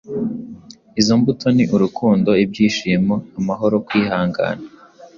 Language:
Kinyarwanda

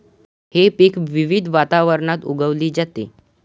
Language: Marathi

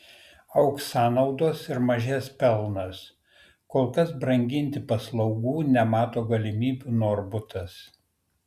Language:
Lithuanian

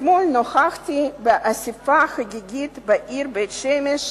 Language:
Hebrew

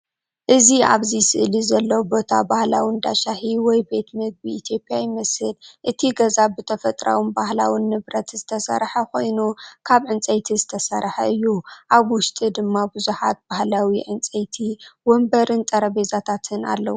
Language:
Tigrinya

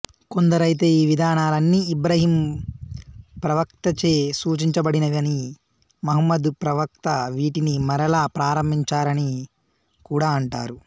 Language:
Telugu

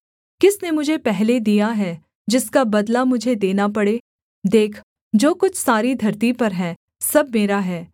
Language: Hindi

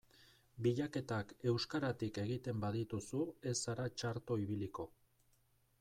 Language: Basque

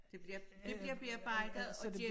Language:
Danish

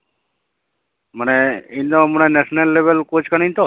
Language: Santali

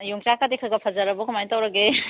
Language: Manipuri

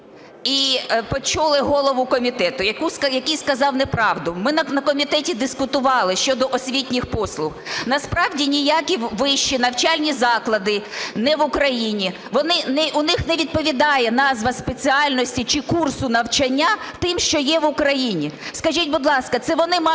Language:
Ukrainian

